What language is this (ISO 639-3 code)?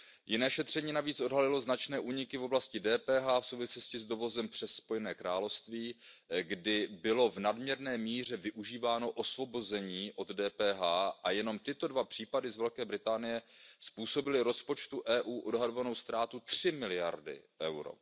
ces